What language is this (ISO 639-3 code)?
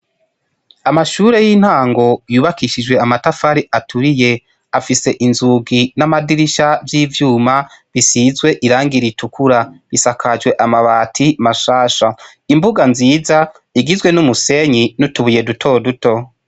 run